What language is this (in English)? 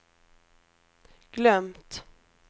Swedish